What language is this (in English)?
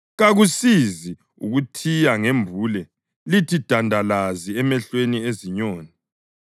North Ndebele